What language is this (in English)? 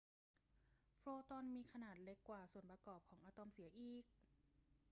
Thai